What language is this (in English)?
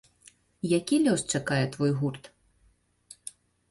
Belarusian